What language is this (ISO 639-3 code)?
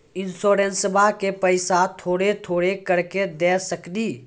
mai